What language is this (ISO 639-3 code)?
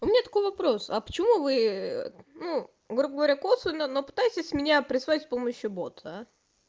rus